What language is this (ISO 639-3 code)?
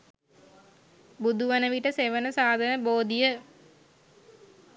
sin